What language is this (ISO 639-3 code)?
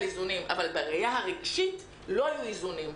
heb